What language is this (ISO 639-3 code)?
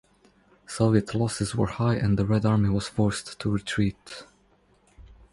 eng